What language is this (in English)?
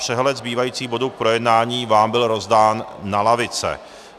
Czech